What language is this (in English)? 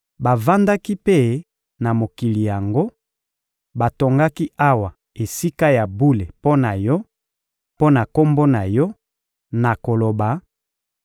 Lingala